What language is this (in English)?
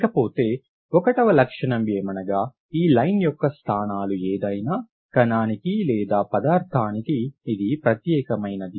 Telugu